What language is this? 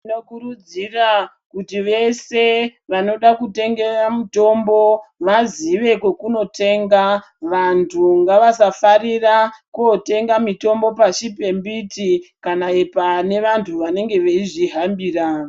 Ndau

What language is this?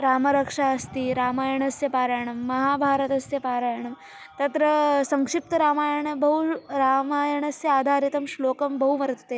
Sanskrit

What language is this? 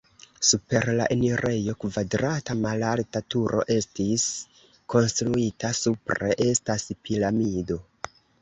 Esperanto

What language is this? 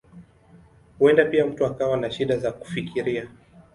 Swahili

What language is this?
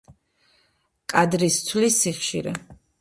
Georgian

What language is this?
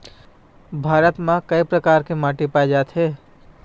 Chhattisgarhi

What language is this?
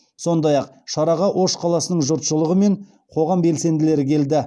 Kazakh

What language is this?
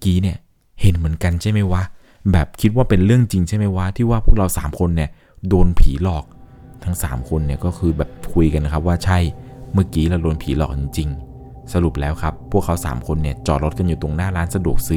Thai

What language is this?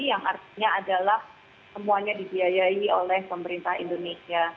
Indonesian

